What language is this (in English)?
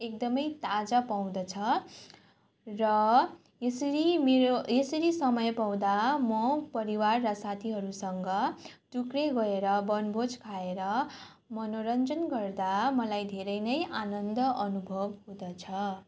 Nepali